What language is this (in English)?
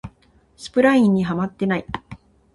Japanese